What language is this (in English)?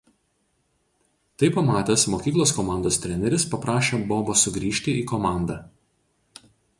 Lithuanian